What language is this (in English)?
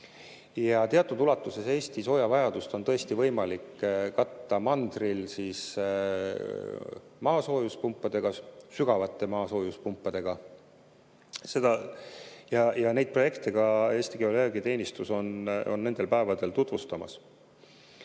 Estonian